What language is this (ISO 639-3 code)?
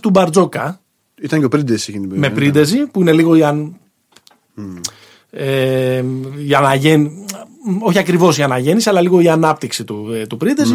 ell